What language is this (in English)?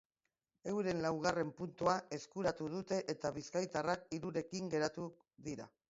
Basque